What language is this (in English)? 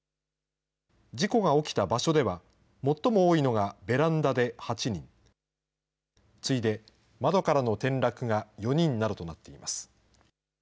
Japanese